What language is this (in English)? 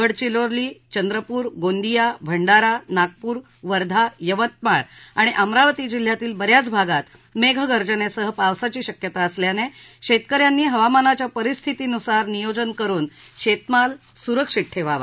Marathi